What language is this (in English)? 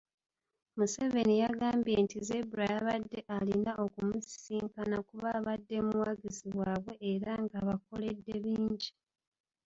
Ganda